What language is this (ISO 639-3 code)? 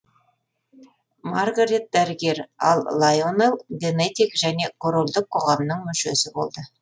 kaz